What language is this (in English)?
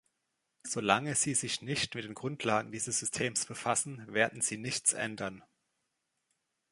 German